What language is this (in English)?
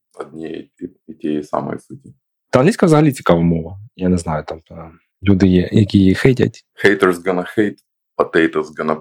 Ukrainian